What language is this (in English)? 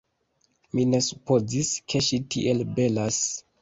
Esperanto